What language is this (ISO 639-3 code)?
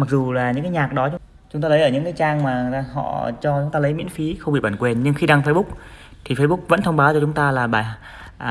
vie